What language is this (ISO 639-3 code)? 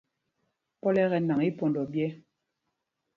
mgg